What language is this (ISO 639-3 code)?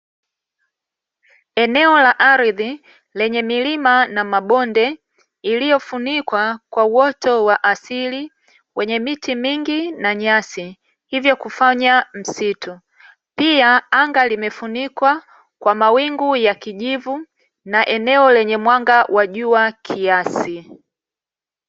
swa